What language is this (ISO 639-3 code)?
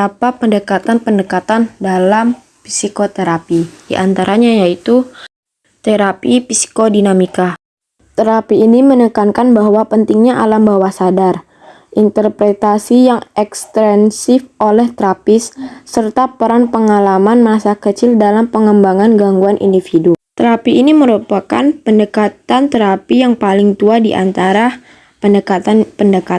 ind